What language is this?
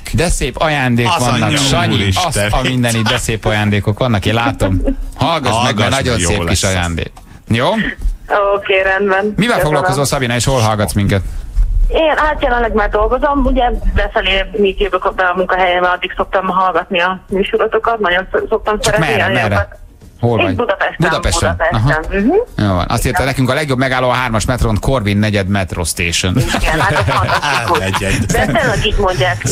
Hungarian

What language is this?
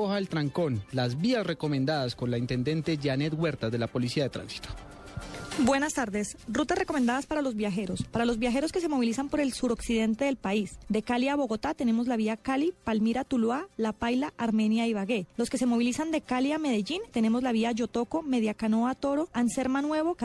Spanish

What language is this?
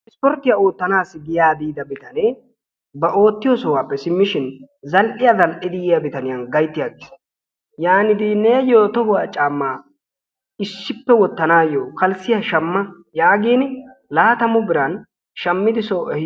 Wolaytta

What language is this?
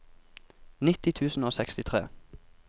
Norwegian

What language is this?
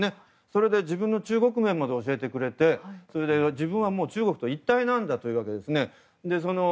Japanese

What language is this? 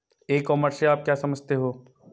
Hindi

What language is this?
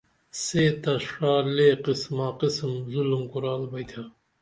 Dameli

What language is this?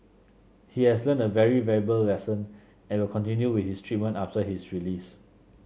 English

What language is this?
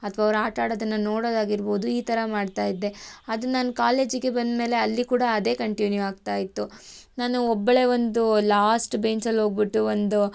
Kannada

